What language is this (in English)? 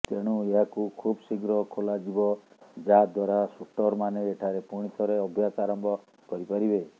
Odia